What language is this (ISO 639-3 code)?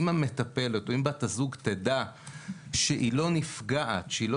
heb